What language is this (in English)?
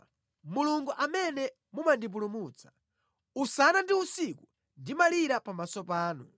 Nyanja